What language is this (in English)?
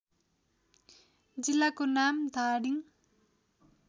Nepali